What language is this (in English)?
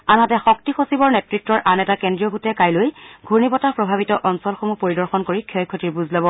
Assamese